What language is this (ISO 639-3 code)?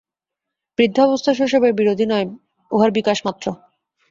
ben